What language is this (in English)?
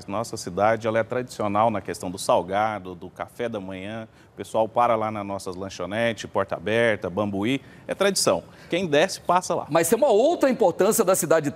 Portuguese